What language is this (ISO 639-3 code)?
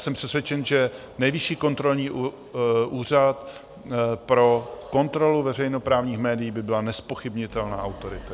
ces